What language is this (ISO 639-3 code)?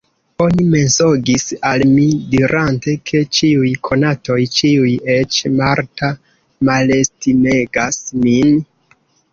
epo